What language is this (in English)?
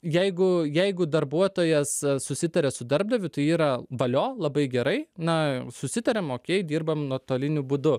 Lithuanian